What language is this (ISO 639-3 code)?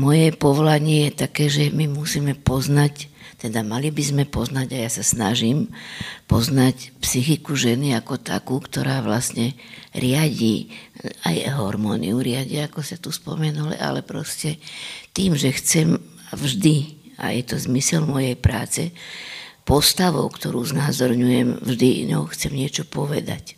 slk